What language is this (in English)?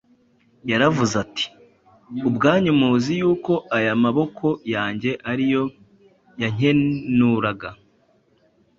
Kinyarwanda